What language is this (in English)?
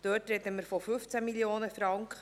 Swiss German